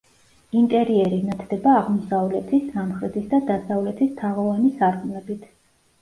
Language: Georgian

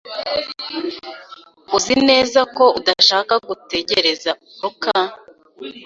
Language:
Kinyarwanda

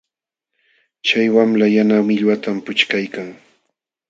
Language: Jauja Wanca Quechua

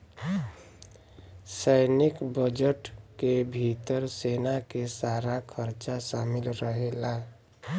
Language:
Bhojpuri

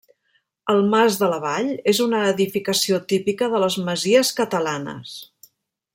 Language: Catalan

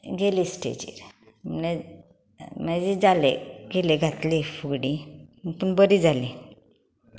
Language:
Konkani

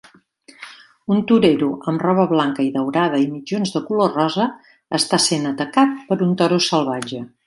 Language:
Catalan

